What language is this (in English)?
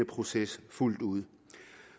Danish